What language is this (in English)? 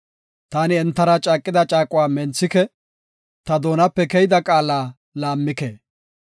Gofa